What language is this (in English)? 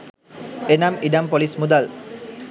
Sinhala